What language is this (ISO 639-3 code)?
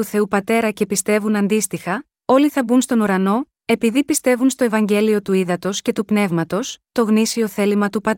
ell